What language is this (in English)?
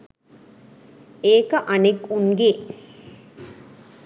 Sinhala